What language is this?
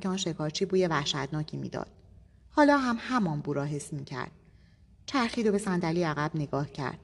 Persian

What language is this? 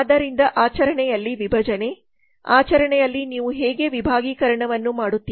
Kannada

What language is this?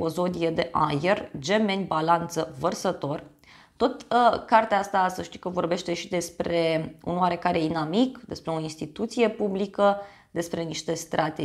Romanian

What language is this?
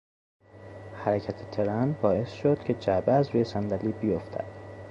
Persian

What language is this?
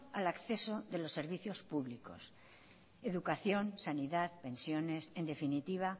Spanish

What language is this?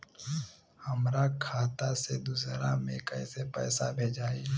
Bhojpuri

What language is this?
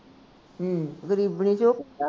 Punjabi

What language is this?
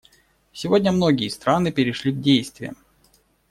Russian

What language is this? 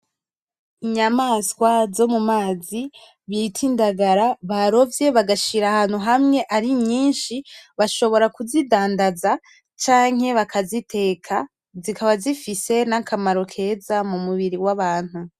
Rundi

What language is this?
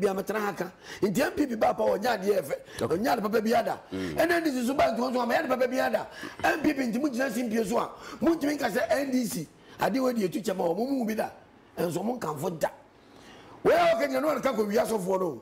English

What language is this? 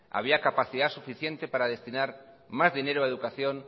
Spanish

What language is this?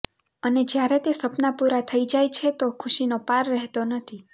Gujarati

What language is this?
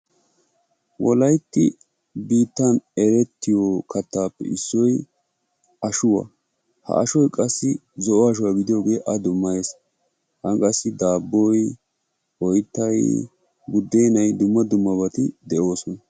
Wolaytta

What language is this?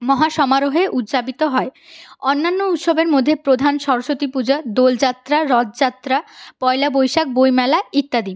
Bangla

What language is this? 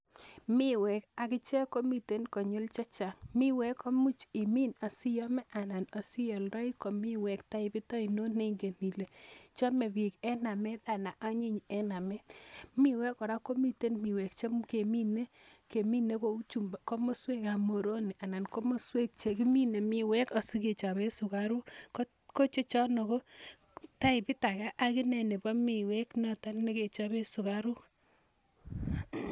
Kalenjin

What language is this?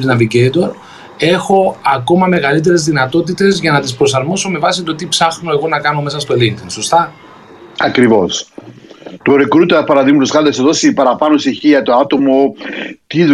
Greek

